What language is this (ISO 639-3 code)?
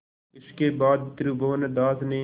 hin